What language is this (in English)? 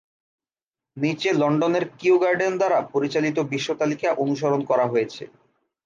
Bangla